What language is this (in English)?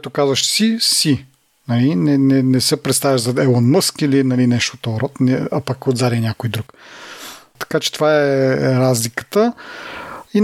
Bulgarian